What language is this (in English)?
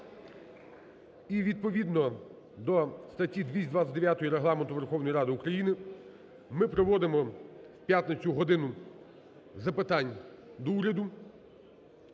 Ukrainian